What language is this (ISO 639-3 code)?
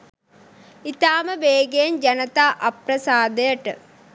sin